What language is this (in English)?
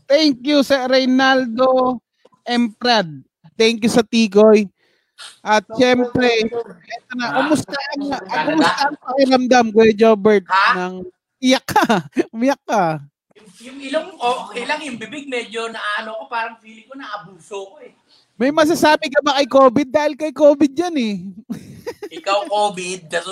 Filipino